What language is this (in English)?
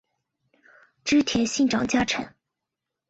Chinese